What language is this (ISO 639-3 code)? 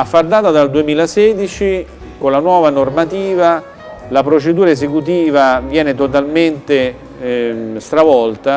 ita